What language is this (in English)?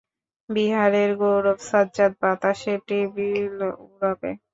Bangla